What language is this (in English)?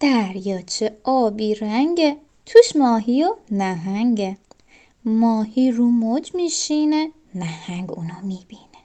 Persian